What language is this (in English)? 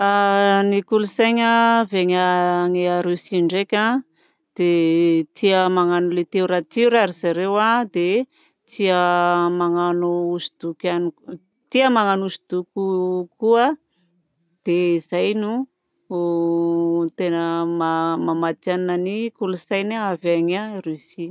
Southern Betsimisaraka Malagasy